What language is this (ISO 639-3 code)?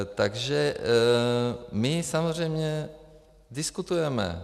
ces